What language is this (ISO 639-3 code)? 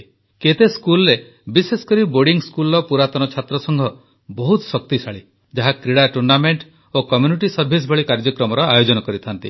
ori